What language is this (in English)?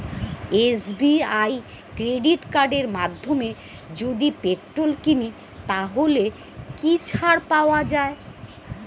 Bangla